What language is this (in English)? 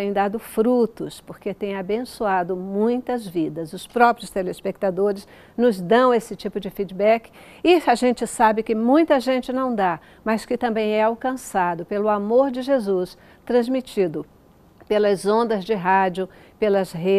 Portuguese